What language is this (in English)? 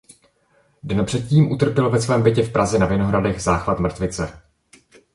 Czech